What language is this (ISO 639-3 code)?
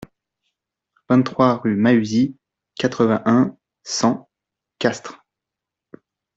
fra